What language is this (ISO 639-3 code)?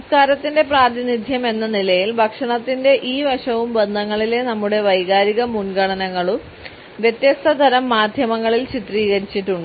mal